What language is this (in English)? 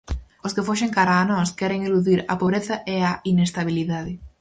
Galician